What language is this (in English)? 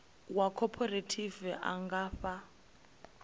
Venda